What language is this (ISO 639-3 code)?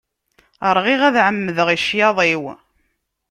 kab